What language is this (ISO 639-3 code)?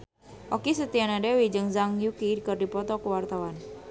sun